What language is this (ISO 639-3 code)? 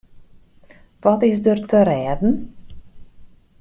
fry